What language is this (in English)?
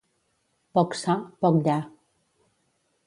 Catalan